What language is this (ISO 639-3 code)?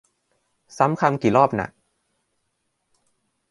tha